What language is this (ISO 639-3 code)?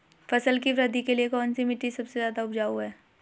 hin